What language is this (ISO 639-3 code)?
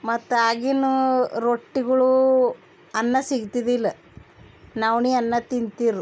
kan